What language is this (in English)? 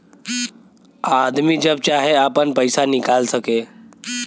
Bhojpuri